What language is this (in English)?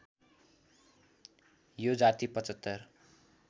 Nepali